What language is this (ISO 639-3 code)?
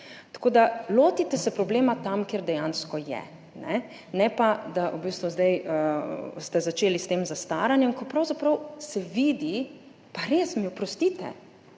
slv